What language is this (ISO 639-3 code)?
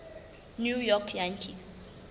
sot